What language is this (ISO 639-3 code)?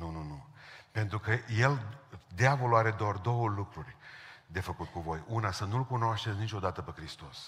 ron